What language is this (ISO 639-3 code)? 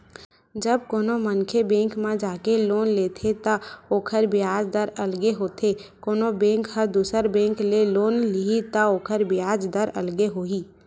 hne